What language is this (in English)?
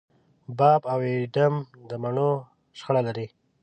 Pashto